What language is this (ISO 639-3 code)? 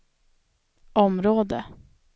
swe